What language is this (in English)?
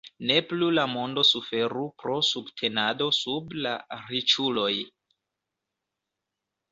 Esperanto